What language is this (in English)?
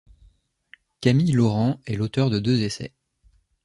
French